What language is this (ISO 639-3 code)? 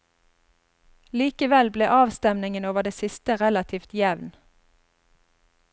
nor